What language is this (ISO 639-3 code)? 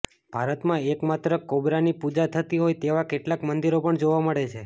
guj